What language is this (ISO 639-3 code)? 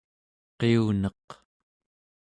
esu